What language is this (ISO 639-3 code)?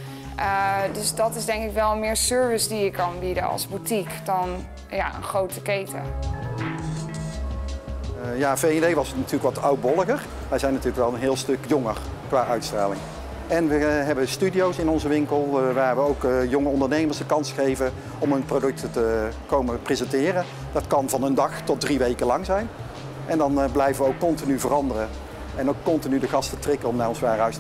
nld